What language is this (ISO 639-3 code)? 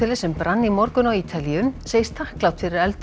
isl